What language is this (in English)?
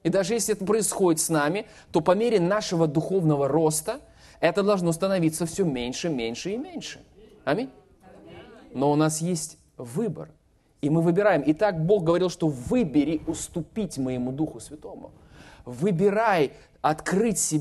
Russian